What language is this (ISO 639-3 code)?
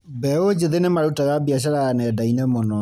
kik